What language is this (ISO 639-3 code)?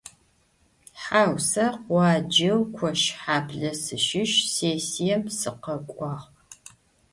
ady